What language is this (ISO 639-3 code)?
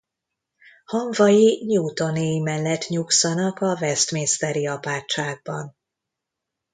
hun